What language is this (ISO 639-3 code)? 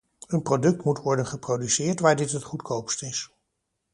nld